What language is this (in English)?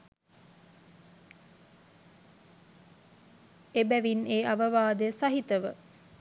Sinhala